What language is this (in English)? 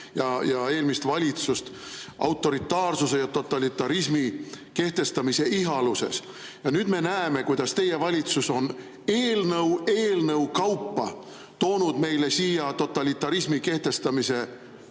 Estonian